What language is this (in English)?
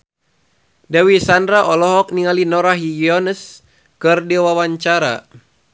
Sundanese